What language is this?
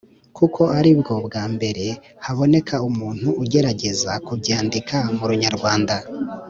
Kinyarwanda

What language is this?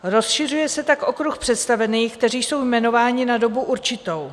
Czech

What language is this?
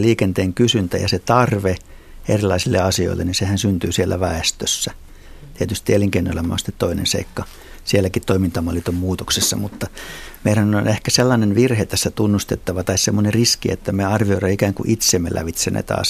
Finnish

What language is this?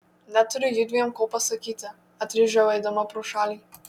Lithuanian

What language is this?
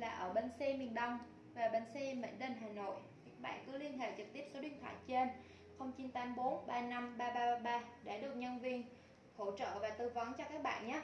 Vietnamese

